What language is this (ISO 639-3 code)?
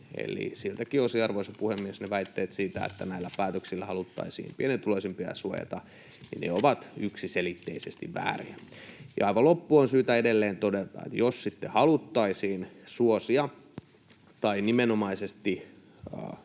fin